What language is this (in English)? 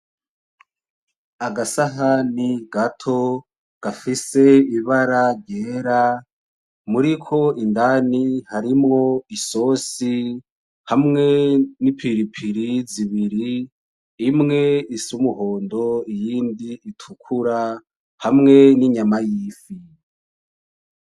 Rundi